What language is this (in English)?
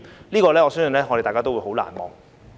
Cantonese